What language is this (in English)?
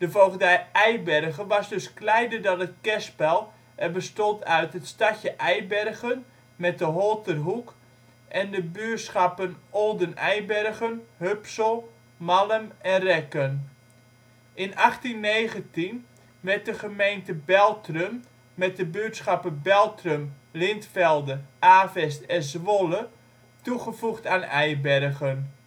Dutch